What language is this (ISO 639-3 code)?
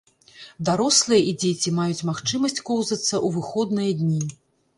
bel